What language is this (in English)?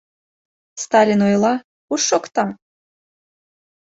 Mari